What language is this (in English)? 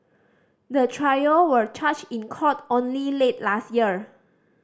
English